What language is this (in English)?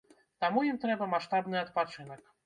Belarusian